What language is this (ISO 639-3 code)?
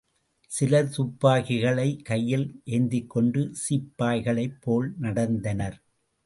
tam